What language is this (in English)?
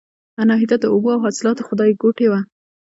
Pashto